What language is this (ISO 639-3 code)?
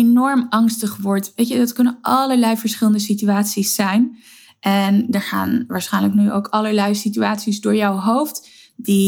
nld